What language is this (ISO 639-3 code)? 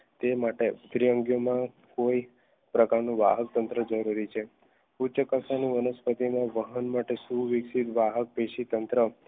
guj